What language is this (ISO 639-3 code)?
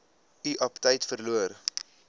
afr